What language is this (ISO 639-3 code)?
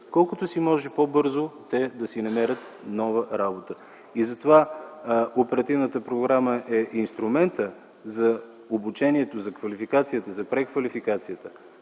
bul